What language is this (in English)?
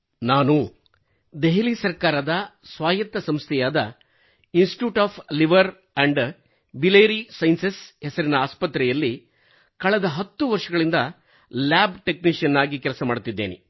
Kannada